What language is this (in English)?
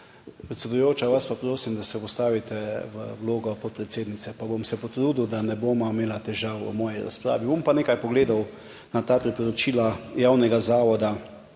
Slovenian